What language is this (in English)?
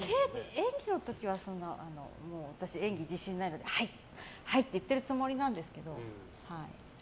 Japanese